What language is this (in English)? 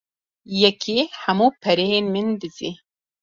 Kurdish